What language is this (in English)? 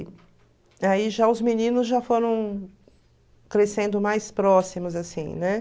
Portuguese